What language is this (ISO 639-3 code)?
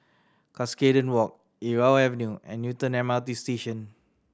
eng